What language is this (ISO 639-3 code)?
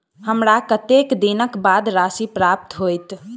mai